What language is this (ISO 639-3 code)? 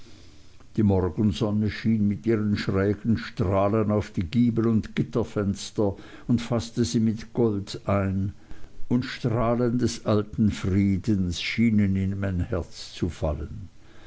deu